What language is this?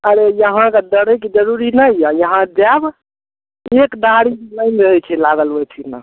Maithili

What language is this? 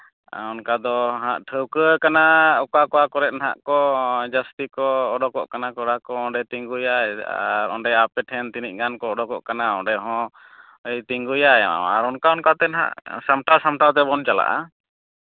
Santali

